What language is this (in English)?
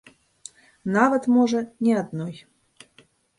Belarusian